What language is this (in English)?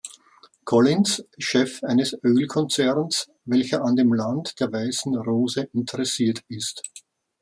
German